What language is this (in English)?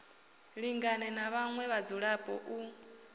Venda